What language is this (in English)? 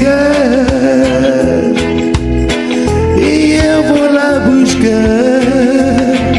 French